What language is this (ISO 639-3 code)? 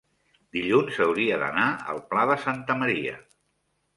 cat